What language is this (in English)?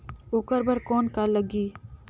Chhattisgarhi